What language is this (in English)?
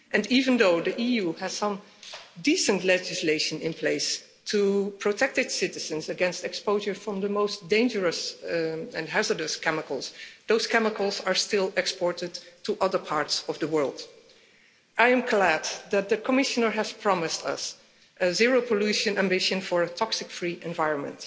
English